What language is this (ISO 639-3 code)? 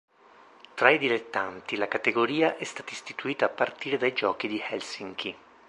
ita